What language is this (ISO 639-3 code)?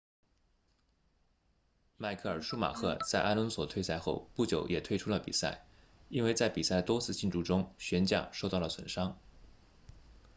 zho